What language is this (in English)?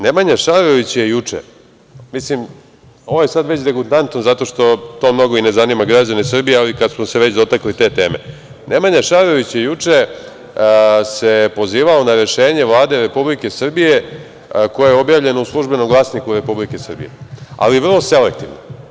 Serbian